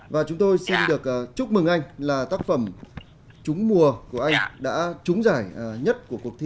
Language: Vietnamese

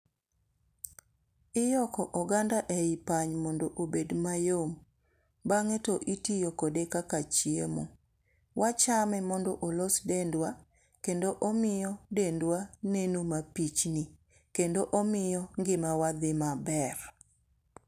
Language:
Luo (Kenya and Tanzania)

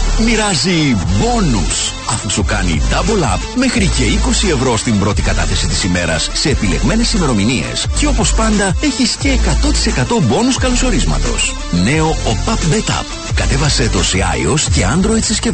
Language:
Greek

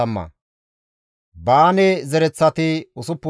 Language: Gamo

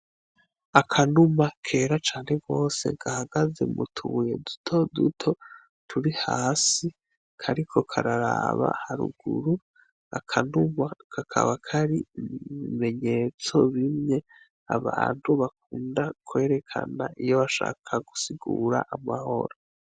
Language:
Rundi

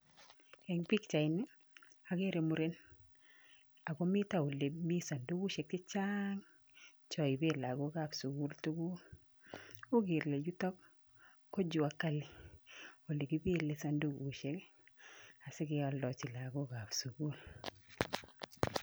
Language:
Kalenjin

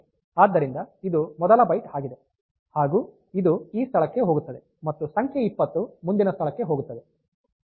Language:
Kannada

